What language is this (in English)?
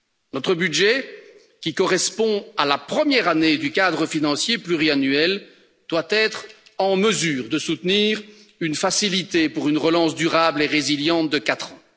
French